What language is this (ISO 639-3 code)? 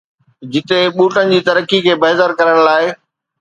snd